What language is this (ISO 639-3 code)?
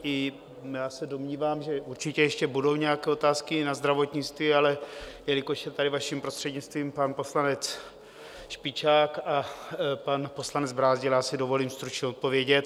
ces